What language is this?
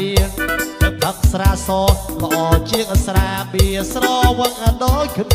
Thai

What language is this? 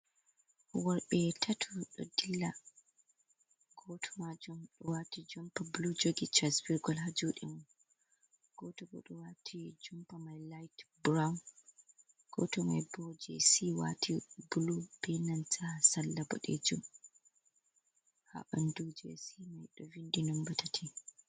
Fula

